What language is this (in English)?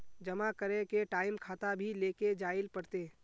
Magahi